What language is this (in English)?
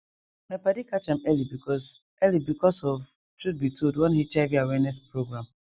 Nigerian Pidgin